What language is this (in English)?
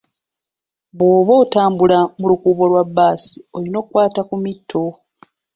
Ganda